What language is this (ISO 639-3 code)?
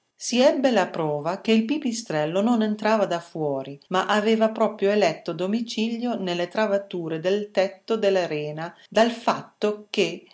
ita